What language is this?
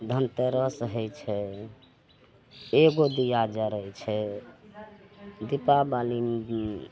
Maithili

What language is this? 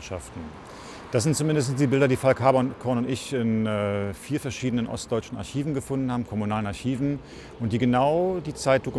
German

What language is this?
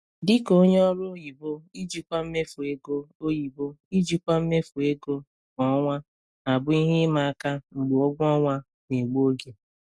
Igbo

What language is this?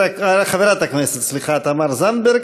Hebrew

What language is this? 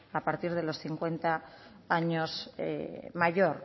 Spanish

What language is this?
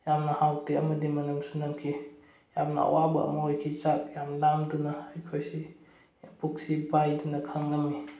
Manipuri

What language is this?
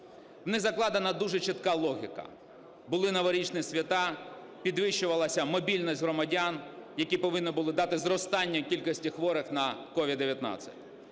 Ukrainian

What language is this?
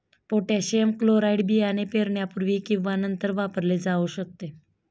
Marathi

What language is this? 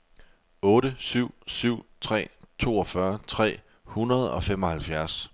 Danish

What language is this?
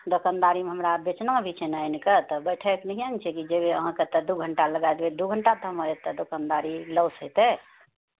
Maithili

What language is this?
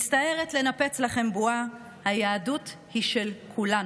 Hebrew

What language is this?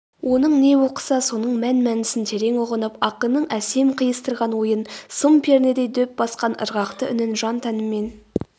Kazakh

